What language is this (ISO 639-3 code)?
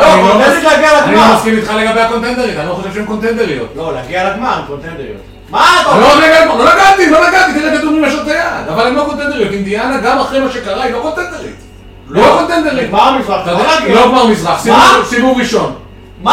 heb